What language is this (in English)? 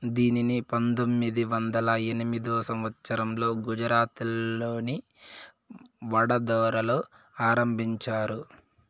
Telugu